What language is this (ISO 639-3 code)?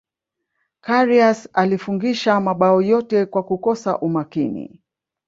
swa